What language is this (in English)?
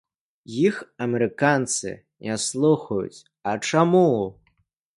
Belarusian